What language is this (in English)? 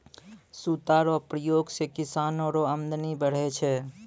Maithili